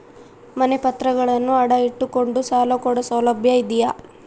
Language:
Kannada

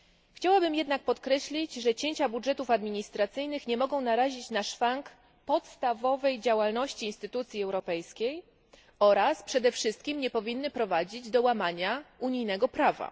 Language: Polish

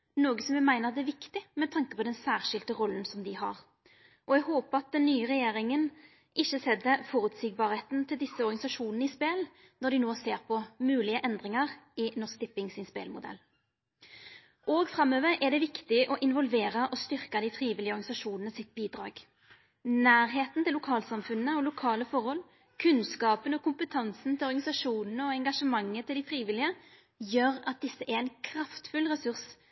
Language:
Norwegian Nynorsk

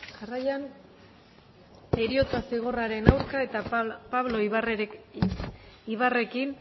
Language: Basque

